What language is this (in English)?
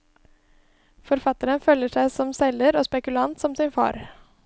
Norwegian